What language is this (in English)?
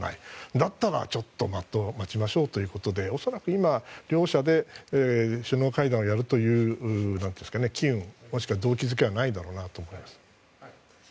Japanese